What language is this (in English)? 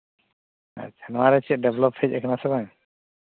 Santali